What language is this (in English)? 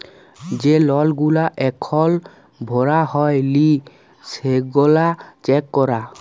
Bangla